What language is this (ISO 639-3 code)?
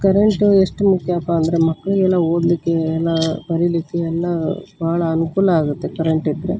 kan